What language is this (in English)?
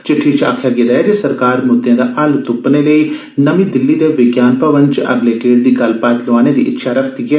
Dogri